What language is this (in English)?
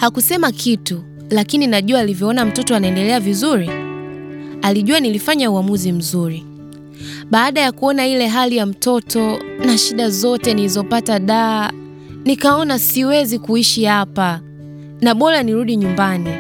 Swahili